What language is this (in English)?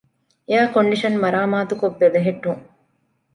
Divehi